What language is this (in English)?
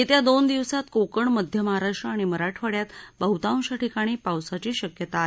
Marathi